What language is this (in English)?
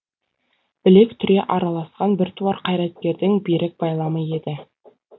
Kazakh